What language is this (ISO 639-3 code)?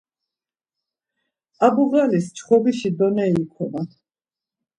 lzz